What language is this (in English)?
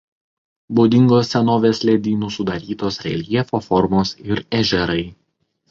Lithuanian